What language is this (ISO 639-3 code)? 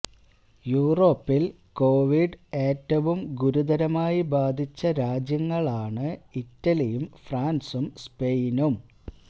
mal